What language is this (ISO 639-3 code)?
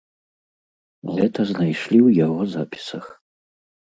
bel